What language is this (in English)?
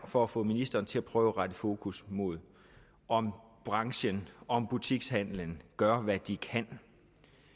Danish